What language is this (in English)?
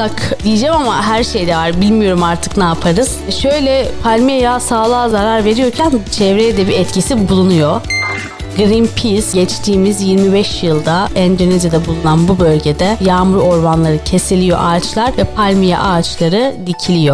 Turkish